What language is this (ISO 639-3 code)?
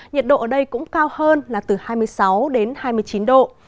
vie